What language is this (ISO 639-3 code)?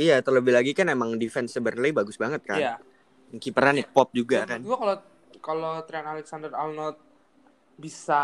ind